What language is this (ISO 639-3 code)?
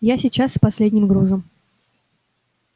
rus